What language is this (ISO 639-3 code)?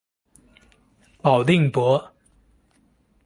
zho